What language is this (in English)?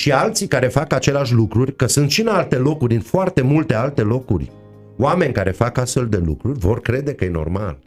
Romanian